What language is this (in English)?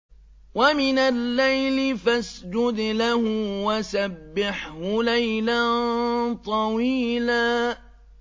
Arabic